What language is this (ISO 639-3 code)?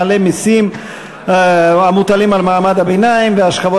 heb